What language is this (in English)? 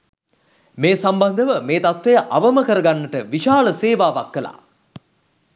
Sinhala